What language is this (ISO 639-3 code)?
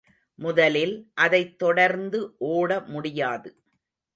tam